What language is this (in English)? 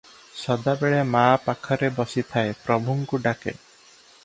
Odia